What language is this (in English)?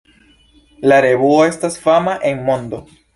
Esperanto